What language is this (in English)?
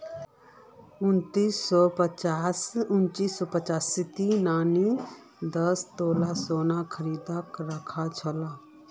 Magahi